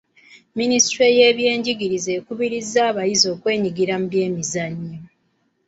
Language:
Ganda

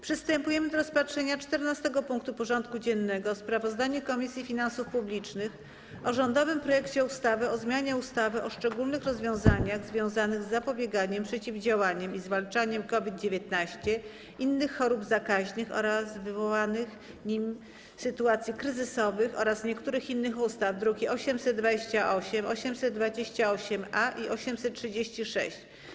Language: Polish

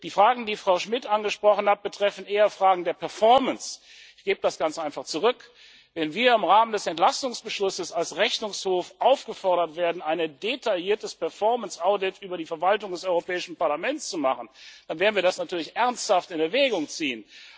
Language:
German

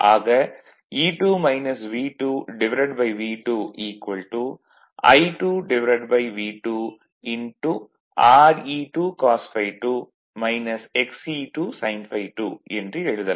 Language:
Tamil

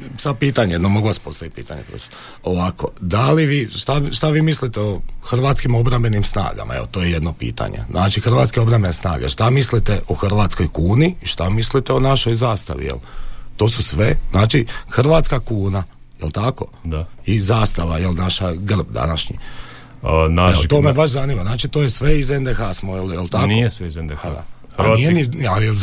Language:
Croatian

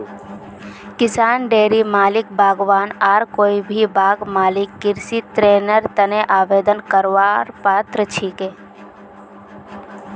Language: Magahi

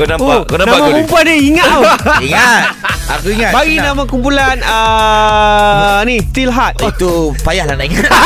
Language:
Malay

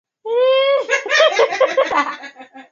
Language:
Swahili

